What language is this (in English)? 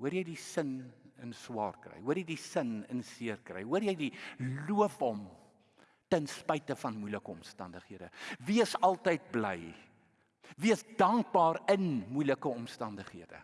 Dutch